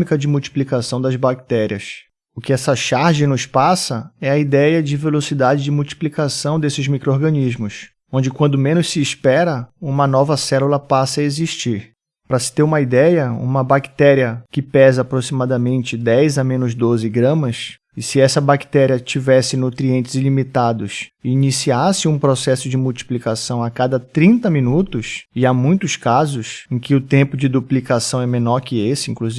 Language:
Portuguese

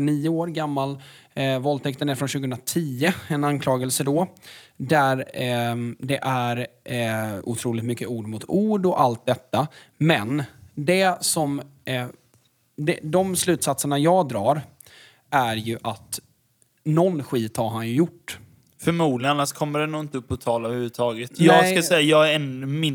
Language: Swedish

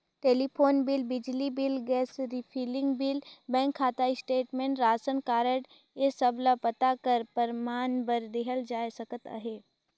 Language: Chhattisgarhi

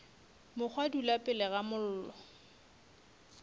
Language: Northern Sotho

